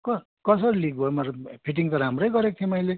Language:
Nepali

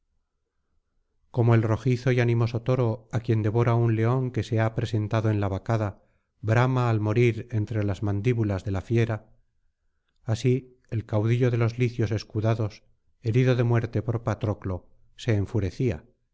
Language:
Spanish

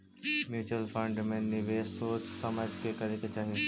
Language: Magahi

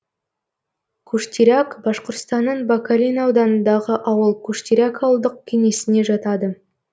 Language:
Kazakh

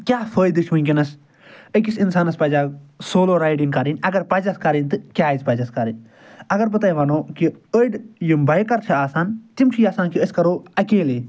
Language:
Kashmiri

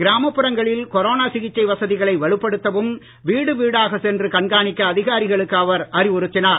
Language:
Tamil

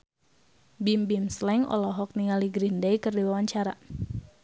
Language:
Sundanese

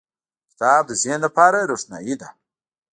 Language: Pashto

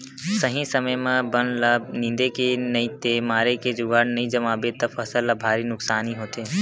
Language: Chhattisgarhi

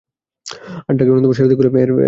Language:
Bangla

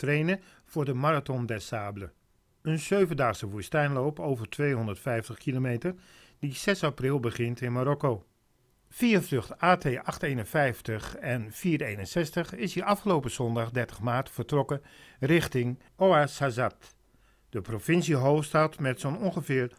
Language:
Dutch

